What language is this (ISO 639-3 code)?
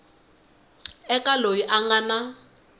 tso